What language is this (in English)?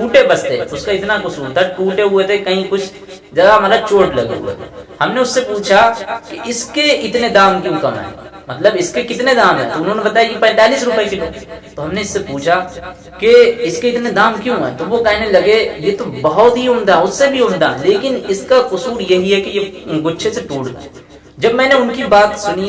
Urdu